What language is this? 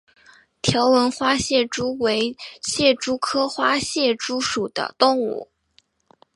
Chinese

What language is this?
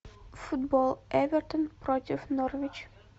Russian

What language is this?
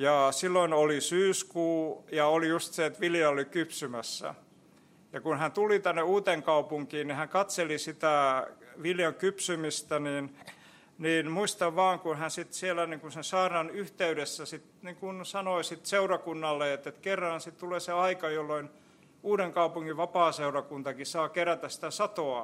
Finnish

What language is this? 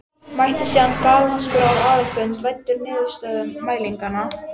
Icelandic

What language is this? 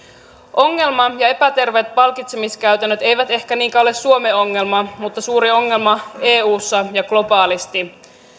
Finnish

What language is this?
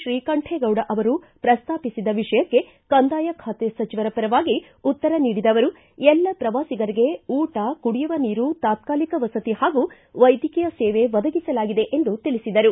Kannada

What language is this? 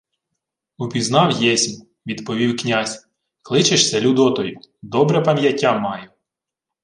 Ukrainian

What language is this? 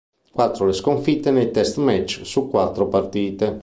Italian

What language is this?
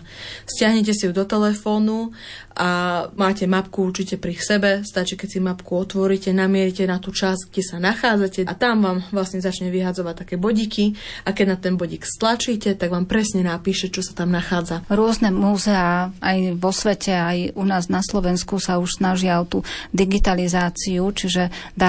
Slovak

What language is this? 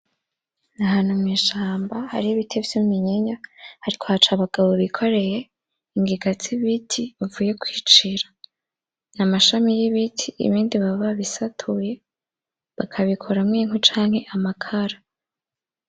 Rundi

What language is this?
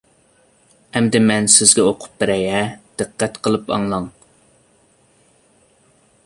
Uyghur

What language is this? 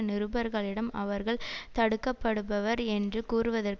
Tamil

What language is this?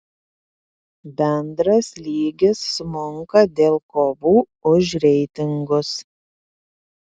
Lithuanian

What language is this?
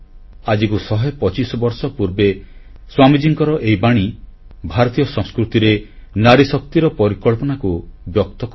Odia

